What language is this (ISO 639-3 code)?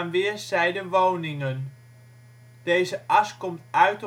nld